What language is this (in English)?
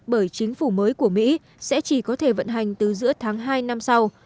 Vietnamese